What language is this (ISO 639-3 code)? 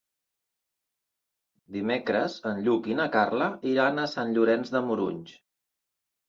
cat